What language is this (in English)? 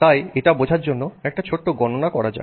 Bangla